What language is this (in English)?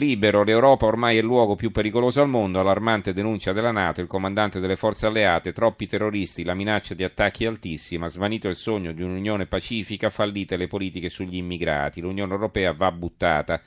Italian